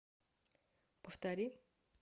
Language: Russian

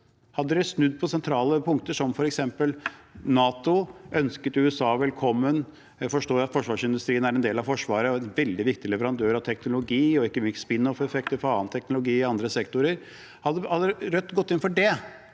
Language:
Norwegian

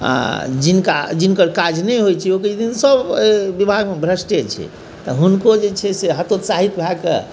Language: Maithili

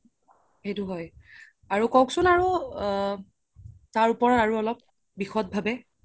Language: Assamese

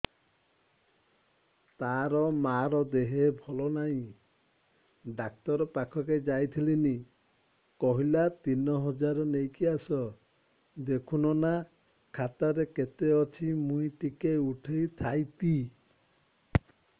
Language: Odia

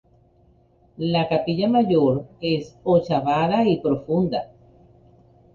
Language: Spanish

